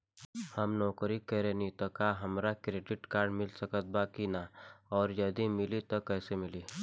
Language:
Bhojpuri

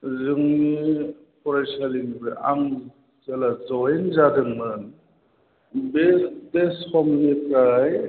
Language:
Bodo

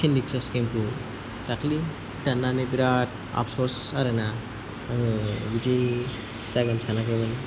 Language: Bodo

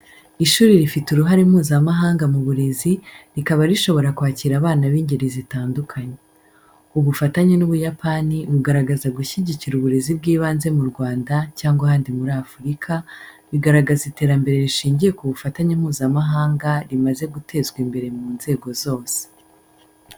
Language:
Kinyarwanda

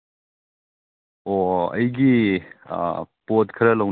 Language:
Manipuri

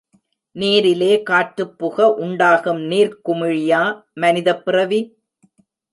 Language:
Tamil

